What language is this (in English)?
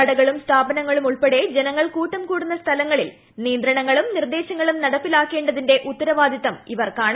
Malayalam